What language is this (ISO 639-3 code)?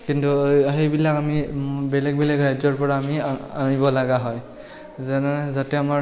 asm